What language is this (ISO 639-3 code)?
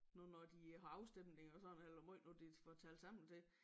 dan